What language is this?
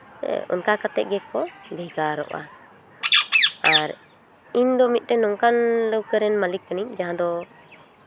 Santali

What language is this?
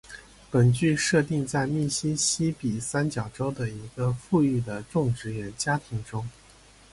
Chinese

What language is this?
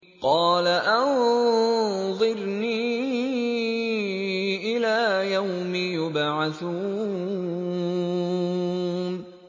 Arabic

